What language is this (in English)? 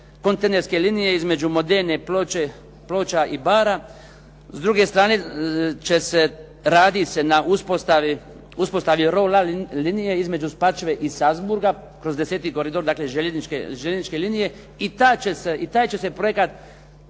Croatian